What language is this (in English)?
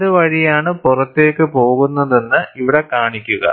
Malayalam